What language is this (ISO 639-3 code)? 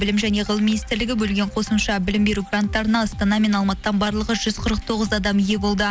kaz